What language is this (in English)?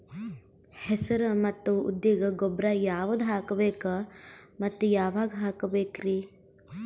Kannada